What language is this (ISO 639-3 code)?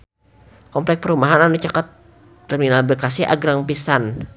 sun